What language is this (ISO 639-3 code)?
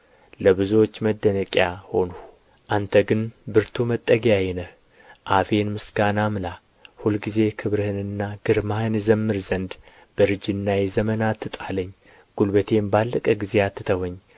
amh